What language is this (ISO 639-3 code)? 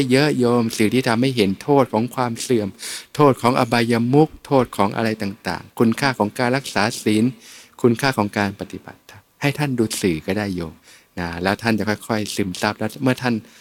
tha